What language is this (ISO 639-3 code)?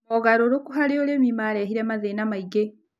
kik